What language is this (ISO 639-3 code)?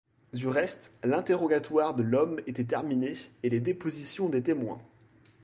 fra